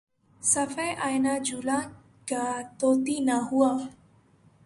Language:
Urdu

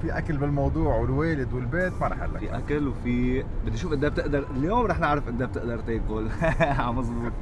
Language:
Arabic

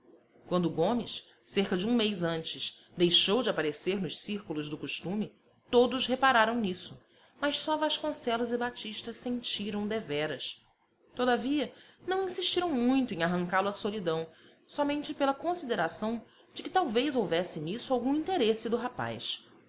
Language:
Portuguese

